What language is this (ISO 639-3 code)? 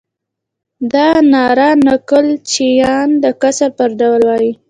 pus